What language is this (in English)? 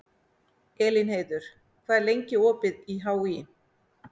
Icelandic